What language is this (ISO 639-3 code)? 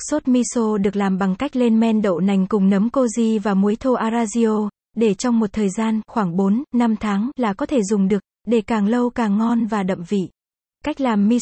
vie